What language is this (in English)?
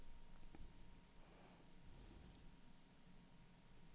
Swedish